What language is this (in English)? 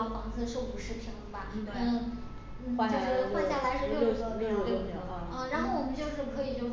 Chinese